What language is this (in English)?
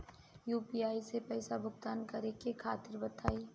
Bhojpuri